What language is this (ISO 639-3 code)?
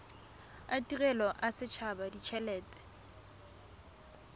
tsn